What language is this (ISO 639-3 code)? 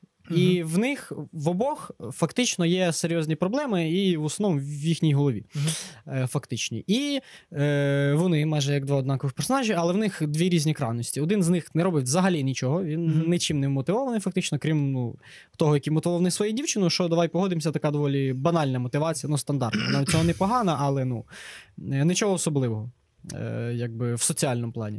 ukr